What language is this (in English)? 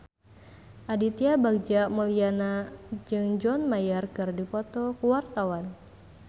Sundanese